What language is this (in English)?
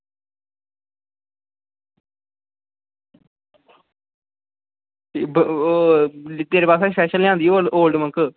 Dogri